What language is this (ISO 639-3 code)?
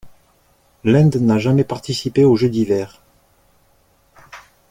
fra